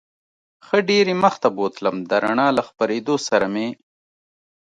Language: Pashto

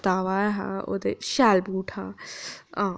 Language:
Dogri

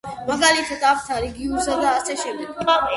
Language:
Georgian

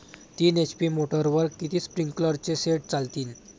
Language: Marathi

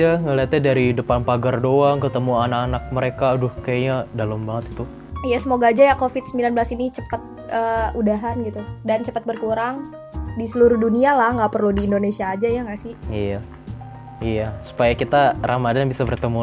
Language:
Indonesian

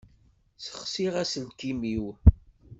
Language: Kabyle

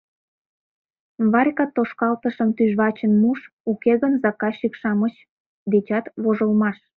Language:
Mari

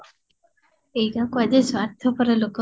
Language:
Odia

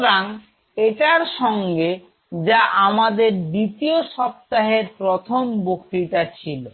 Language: Bangla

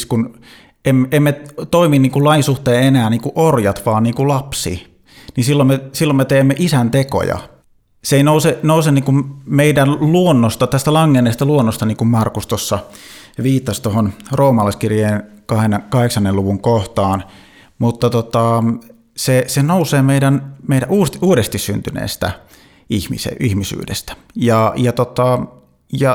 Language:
Finnish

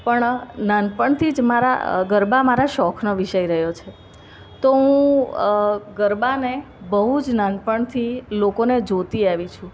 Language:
Gujarati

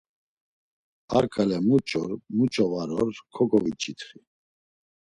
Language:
Laz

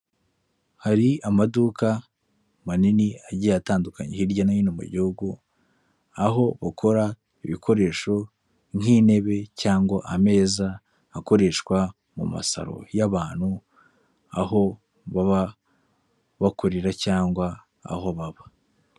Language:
Kinyarwanda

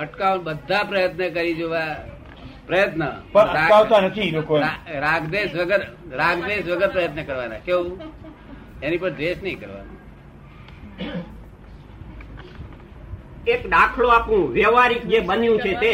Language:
Gujarati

